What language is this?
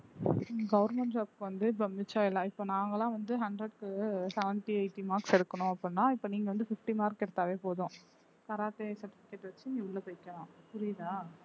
Tamil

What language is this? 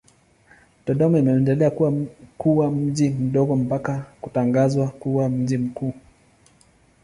Swahili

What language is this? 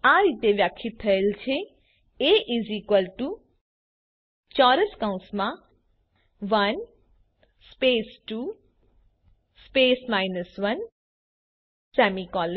Gujarati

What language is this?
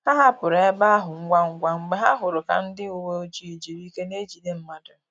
Igbo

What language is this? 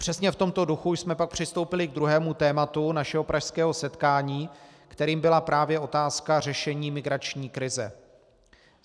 Czech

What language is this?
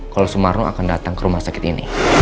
Indonesian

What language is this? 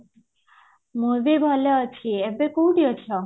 Odia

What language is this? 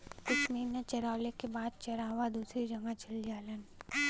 Bhojpuri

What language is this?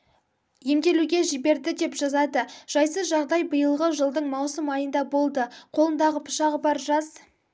Kazakh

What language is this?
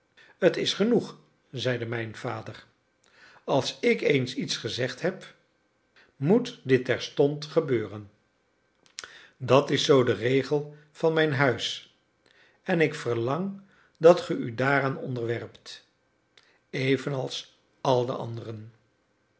Dutch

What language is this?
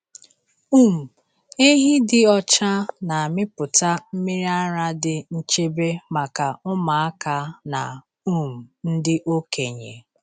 Igbo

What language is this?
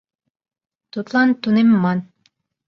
Mari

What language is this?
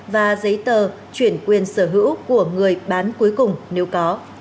Vietnamese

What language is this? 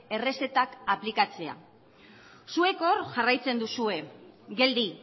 Basque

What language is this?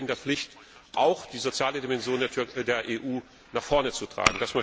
German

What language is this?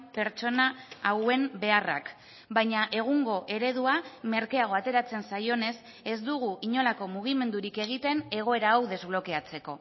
Basque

